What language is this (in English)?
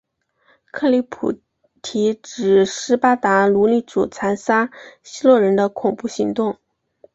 Chinese